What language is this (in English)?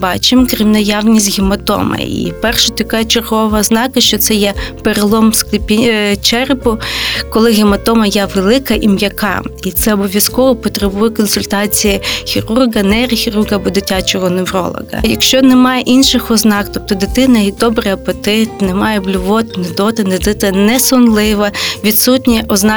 Ukrainian